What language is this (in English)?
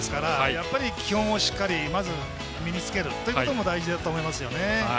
Japanese